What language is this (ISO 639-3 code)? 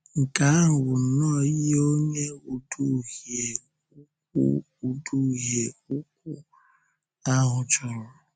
ibo